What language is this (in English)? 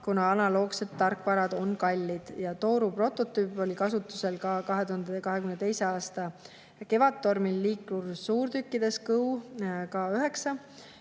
Estonian